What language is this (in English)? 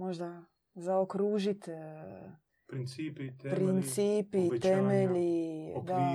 Croatian